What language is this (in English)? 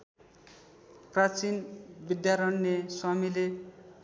Nepali